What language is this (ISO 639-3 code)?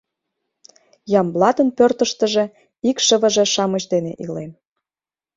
chm